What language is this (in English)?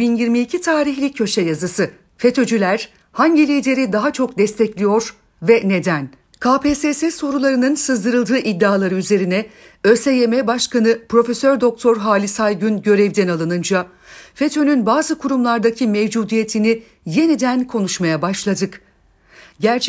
Turkish